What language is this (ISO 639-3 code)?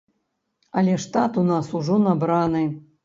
bel